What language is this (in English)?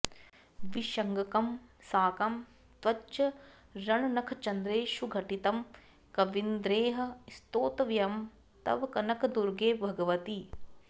Sanskrit